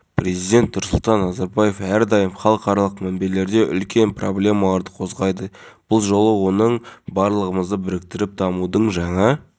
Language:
Kazakh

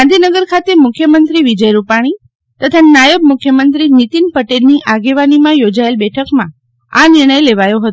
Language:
Gujarati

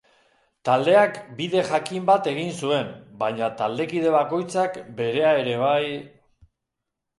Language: Basque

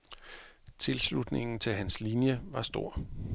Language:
Danish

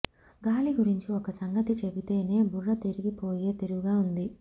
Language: Telugu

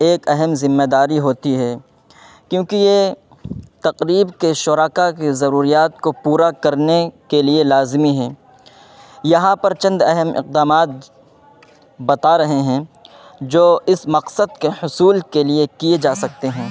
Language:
Urdu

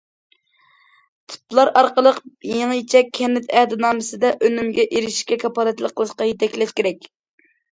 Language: Uyghur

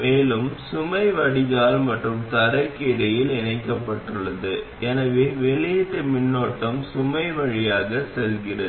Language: Tamil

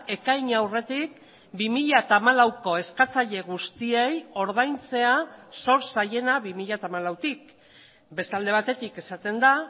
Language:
Basque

